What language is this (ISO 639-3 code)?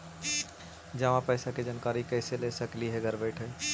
mag